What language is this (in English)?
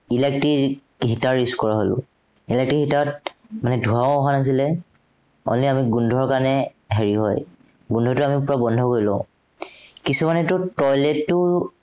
Assamese